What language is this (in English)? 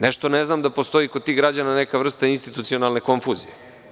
Serbian